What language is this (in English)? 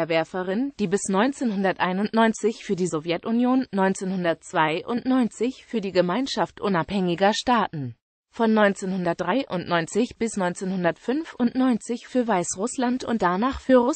German